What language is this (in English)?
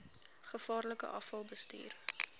Afrikaans